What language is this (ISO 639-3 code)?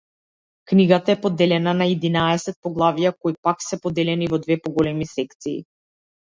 mkd